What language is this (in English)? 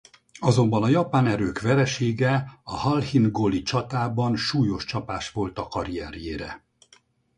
Hungarian